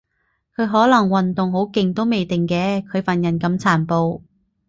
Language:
Cantonese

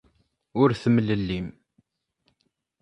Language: Kabyle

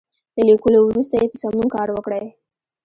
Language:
Pashto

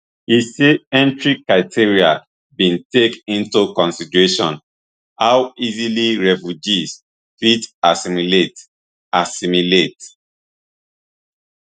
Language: Nigerian Pidgin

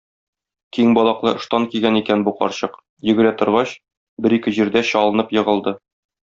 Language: Tatar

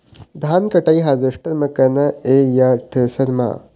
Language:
Chhattisgarhi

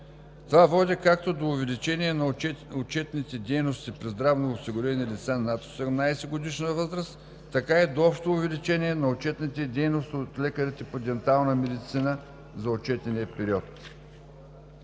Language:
Bulgarian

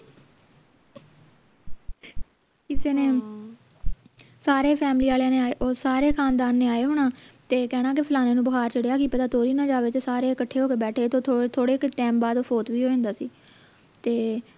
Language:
Punjabi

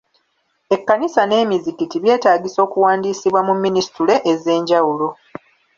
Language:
Ganda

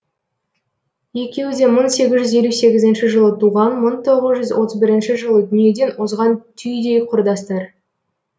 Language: Kazakh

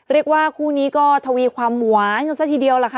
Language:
Thai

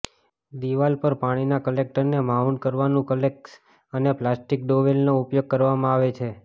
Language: Gujarati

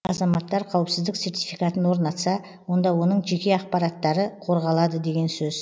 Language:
Kazakh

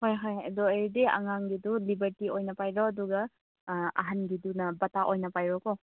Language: Manipuri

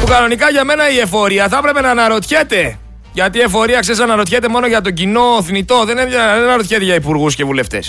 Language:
Greek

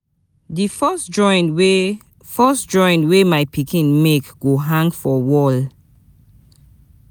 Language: Nigerian Pidgin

